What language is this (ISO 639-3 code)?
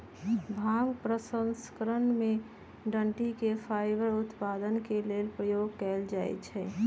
mag